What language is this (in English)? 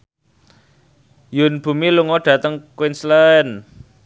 Javanese